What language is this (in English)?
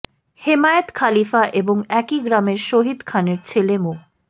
Bangla